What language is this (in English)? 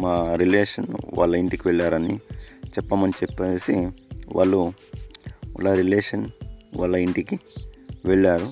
Telugu